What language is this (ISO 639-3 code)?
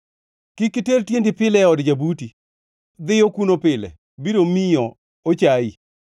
luo